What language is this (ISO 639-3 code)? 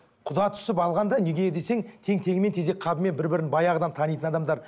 kaz